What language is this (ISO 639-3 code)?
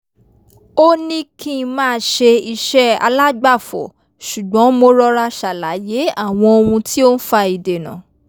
yor